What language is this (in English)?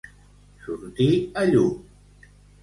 Catalan